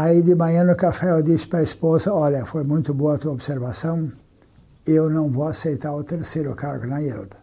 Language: Portuguese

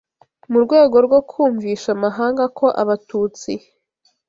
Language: Kinyarwanda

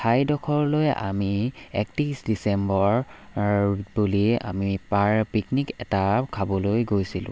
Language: Assamese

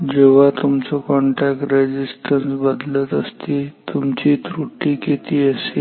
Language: Marathi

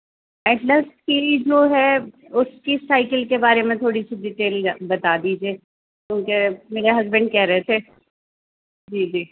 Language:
Urdu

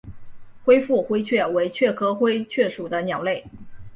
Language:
Chinese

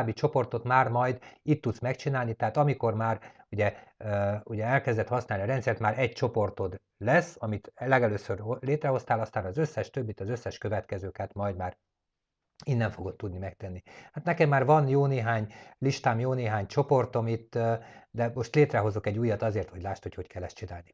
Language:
Hungarian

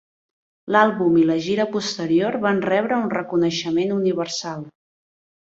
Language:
Catalan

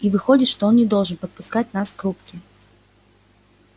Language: Russian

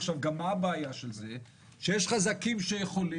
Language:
Hebrew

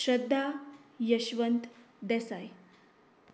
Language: Konkani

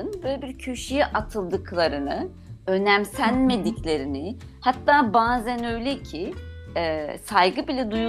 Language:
Turkish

